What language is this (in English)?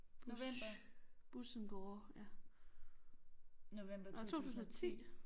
Danish